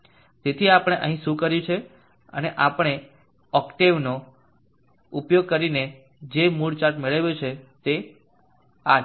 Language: Gujarati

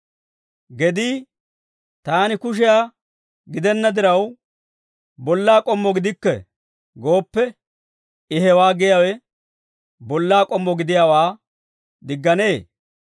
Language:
Dawro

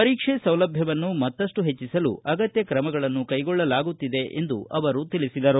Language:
Kannada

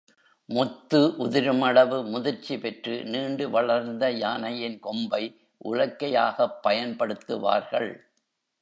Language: Tamil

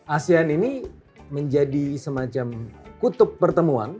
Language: Indonesian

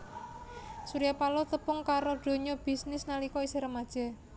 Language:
Javanese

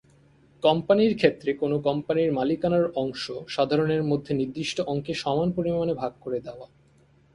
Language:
Bangla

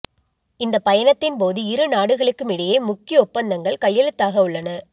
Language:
Tamil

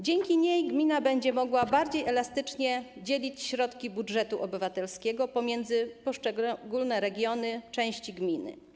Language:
Polish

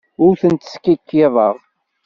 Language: Kabyle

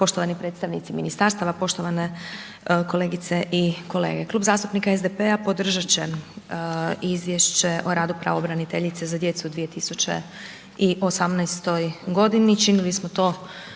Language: Croatian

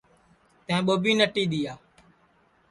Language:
Sansi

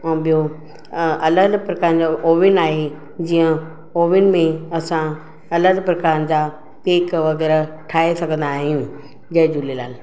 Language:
Sindhi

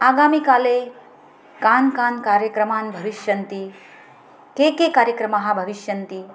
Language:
Sanskrit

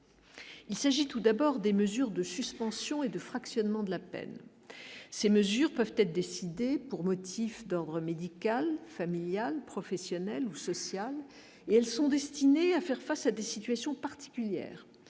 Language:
French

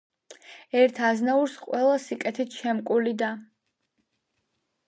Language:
Georgian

